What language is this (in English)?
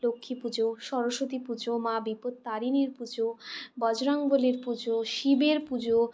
Bangla